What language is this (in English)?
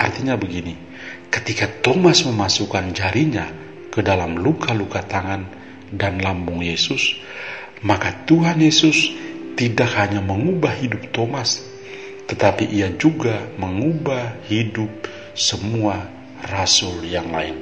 Indonesian